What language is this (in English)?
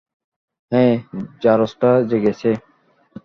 Bangla